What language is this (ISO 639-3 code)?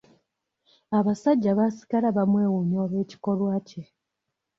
lug